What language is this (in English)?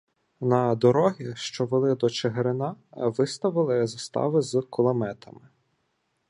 Ukrainian